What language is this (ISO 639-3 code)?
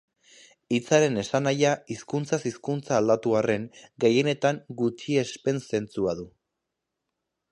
eus